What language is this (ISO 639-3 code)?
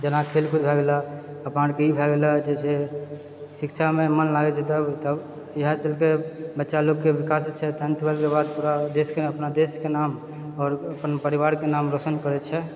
mai